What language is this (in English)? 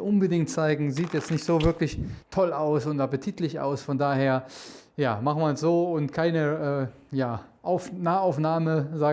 German